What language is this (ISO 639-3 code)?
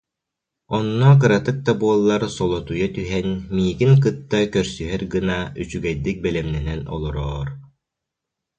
sah